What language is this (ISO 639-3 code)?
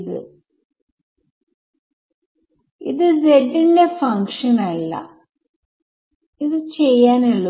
mal